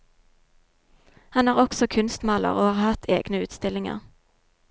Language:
Norwegian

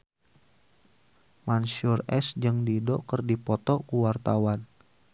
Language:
Sundanese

